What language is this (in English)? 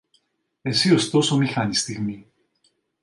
Greek